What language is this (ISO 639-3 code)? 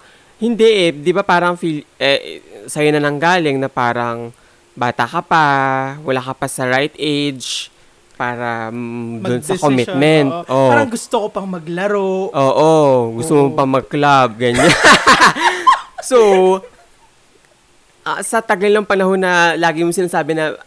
fil